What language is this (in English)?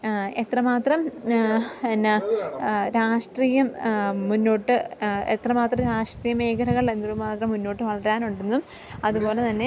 Malayalam